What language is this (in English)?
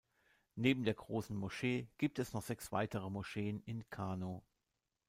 German